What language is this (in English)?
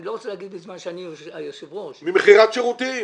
Hebrew